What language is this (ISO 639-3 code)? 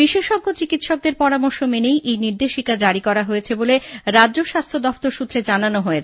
ben